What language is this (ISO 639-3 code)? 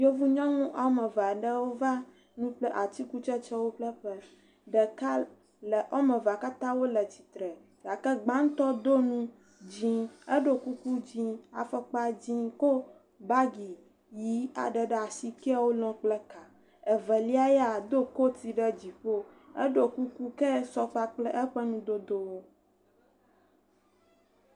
ewe